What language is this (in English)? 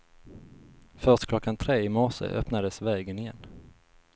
Swedish